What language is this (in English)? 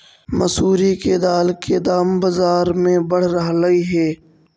Magahi